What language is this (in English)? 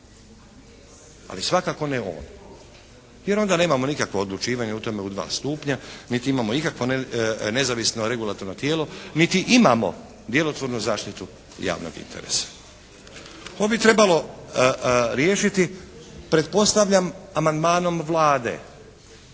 Croatian